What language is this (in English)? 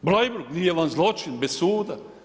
Croatian